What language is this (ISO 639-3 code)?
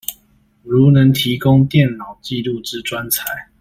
zho